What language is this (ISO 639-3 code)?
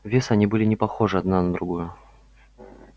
rus